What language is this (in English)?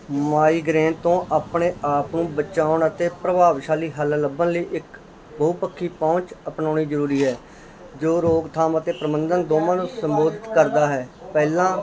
Punjabi